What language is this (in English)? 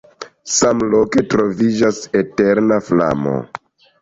Esperanto